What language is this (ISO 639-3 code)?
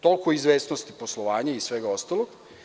srp